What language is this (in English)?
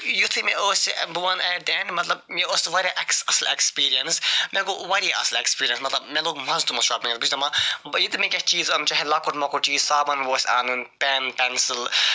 Kashmiri